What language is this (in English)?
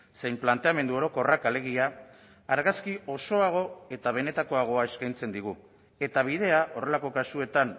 Basque